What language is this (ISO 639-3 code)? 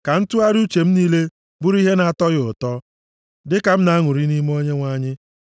ibo